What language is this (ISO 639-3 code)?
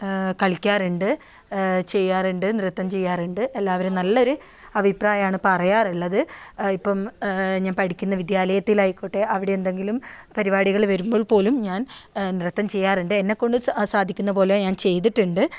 mal